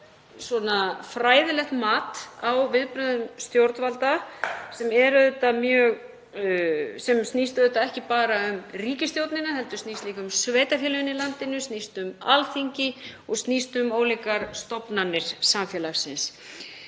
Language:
Icelandic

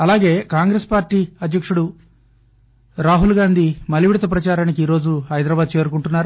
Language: Telugu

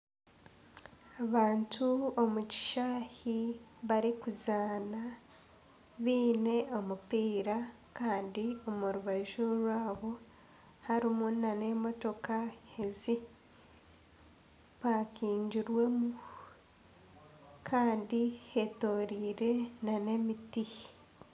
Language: Nyankole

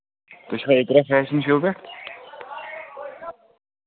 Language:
Kashmiri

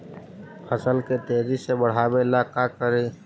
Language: Magahi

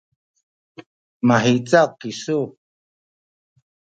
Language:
Sakizaya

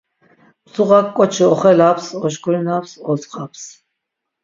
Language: Laz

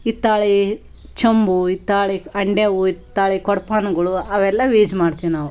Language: Kannada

